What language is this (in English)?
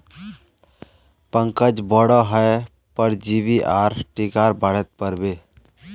Magahi